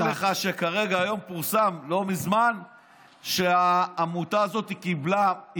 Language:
Hebrew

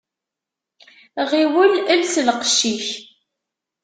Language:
Kabyle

